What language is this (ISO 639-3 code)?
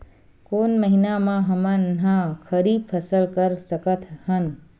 hne